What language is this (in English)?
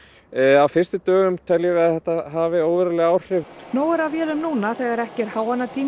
Icelandic